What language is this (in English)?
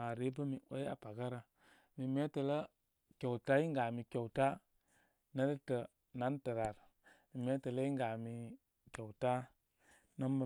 Koma